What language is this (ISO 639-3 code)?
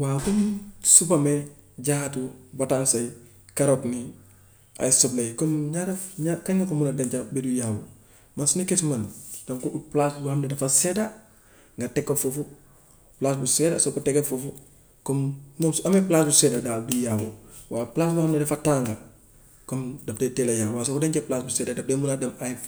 wof